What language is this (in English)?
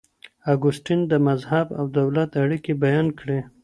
Pashto